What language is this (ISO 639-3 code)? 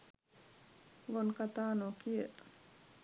sin